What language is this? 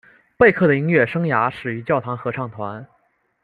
Chinese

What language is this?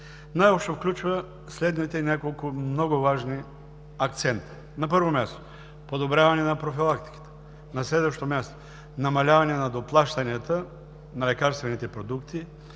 Bulgarian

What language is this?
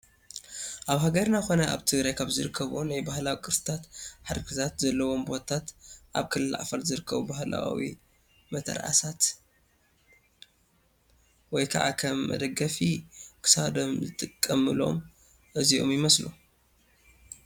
Tigrinya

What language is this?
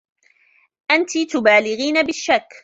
Arabic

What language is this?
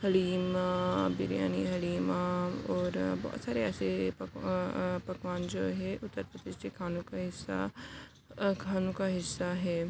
Urdu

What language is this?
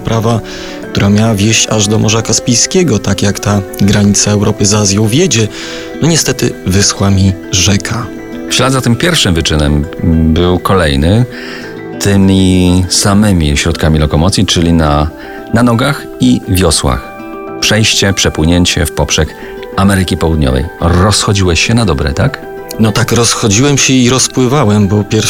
Polish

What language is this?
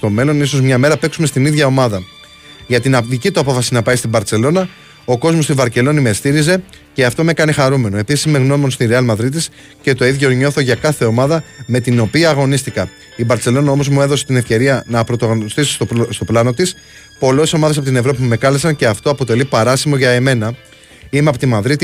Greek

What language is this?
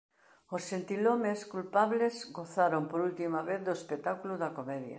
Galician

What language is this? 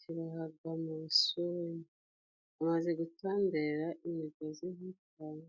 Kinyarwanda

